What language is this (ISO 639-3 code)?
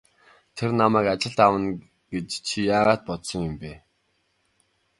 mon